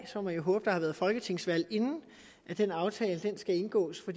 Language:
Danish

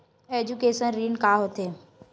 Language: Chhattisgarhi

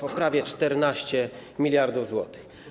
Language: Polish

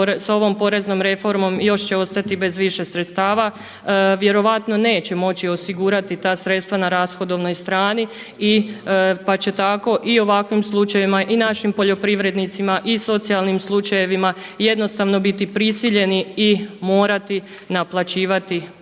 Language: Croatian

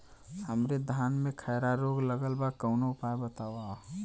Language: Bhojpuri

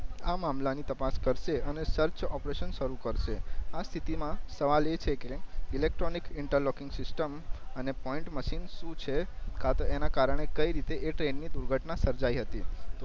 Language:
Gujarati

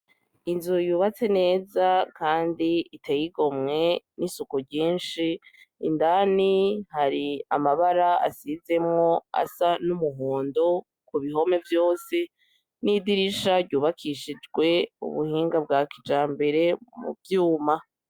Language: Rundi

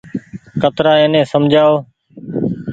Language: Goaria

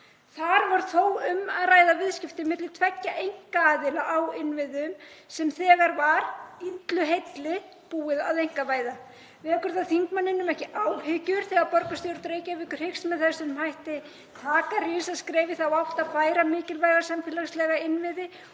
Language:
Icelandic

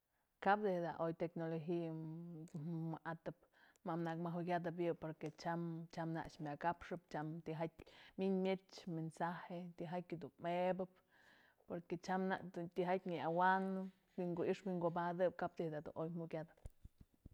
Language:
Mazatlán Mixe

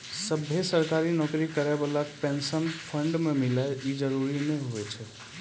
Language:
Maithili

